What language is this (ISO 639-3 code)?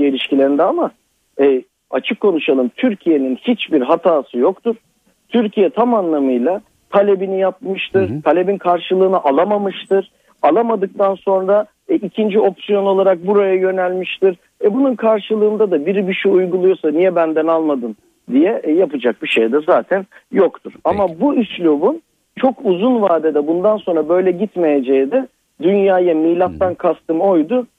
tur